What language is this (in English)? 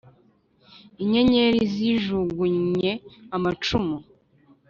Kinyarwanda